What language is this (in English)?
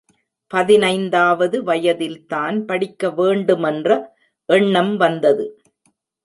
Tamil